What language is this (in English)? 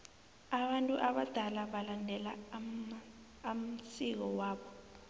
South Ndebele